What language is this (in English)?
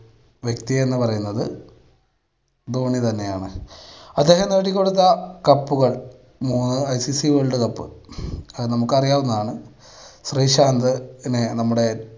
Malayalam